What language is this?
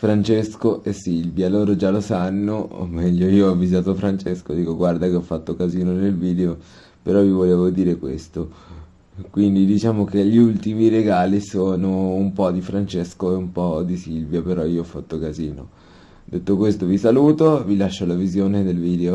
Italian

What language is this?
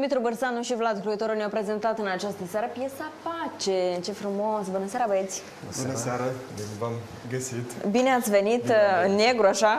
Romanian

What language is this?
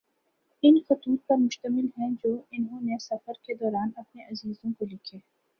Urdu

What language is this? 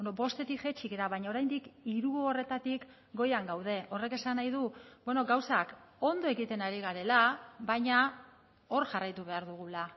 Basque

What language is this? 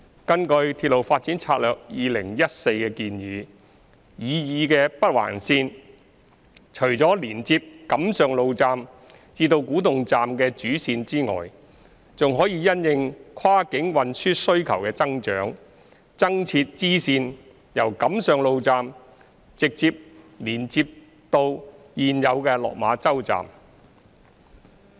Cantonese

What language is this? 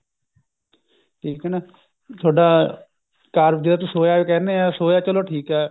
Punjabi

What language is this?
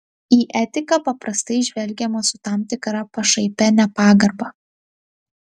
Lithuanian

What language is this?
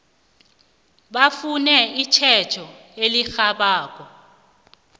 South Ndebele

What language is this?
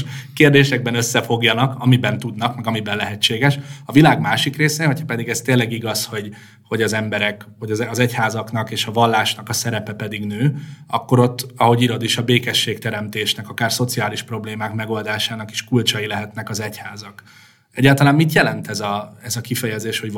Hungarian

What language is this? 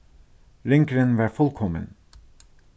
Faroese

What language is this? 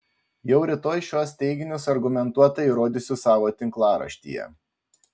Lithuanian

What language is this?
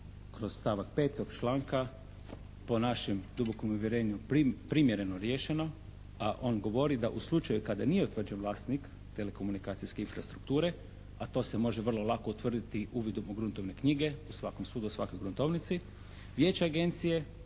Croatian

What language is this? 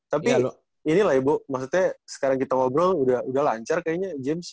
Indonesian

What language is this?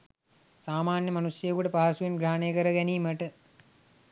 Sinhala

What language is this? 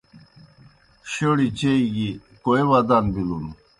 Kohistani Shina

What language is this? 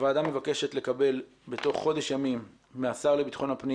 Hebrew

